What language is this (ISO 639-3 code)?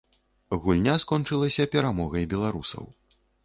bel